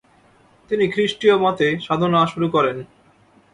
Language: Bangla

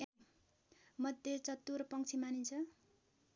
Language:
Nepali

